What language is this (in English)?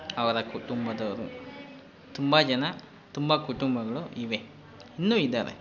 Kannada